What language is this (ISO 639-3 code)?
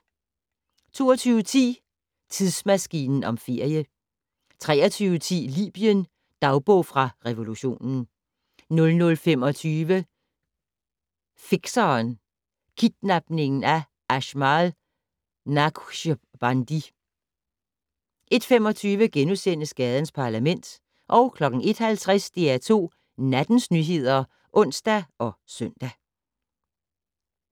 dan